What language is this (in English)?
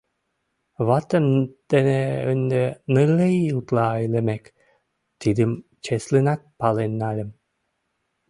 Mari